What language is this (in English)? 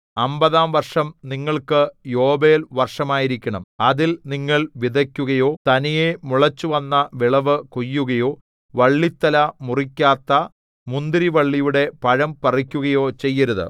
Malayalam